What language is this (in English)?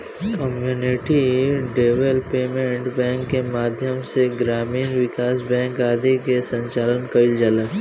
Bhojpuri